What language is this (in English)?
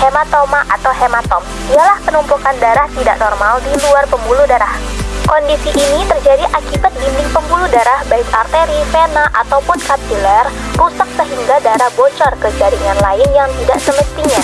Indonesian